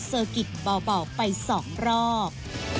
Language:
Thai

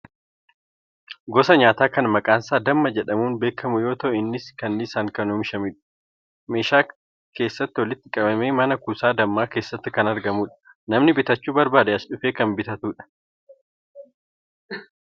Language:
Oromo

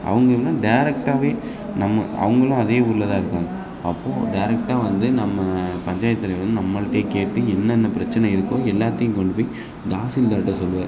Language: Tamil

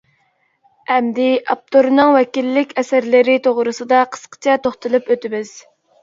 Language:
Uyghur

